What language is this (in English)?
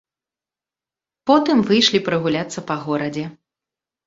Belarusian